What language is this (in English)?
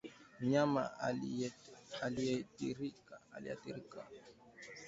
Swahili